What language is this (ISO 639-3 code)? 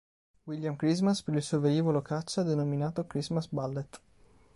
ita